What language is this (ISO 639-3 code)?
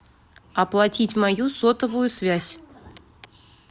rus